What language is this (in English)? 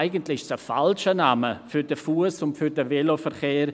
Swiss German